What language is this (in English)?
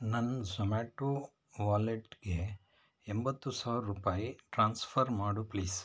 Kannada